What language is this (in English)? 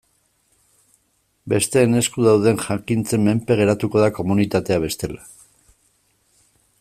Basque